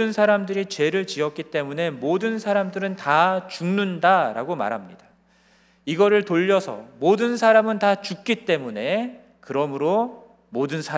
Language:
Korean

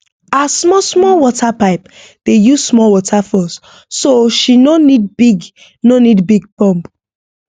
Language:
Nigerian Pidgin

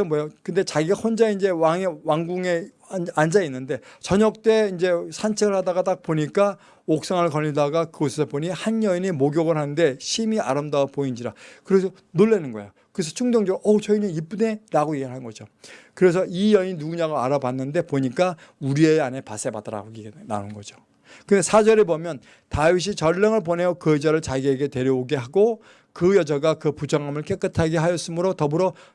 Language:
Korean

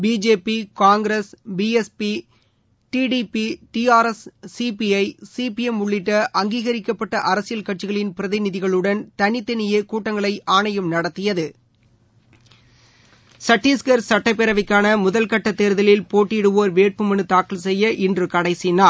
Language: Tamil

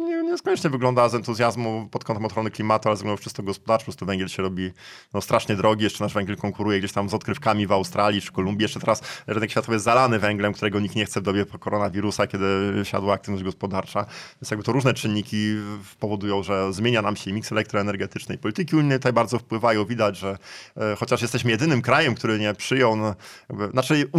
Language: Polish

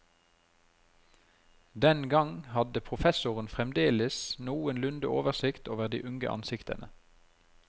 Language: Norwegian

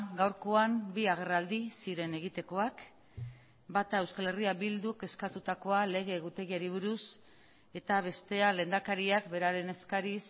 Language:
Basque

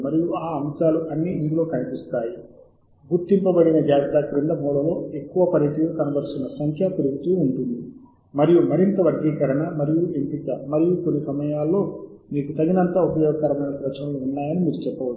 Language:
Telugu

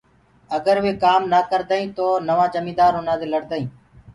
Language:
Gurgula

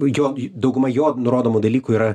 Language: Lithuanian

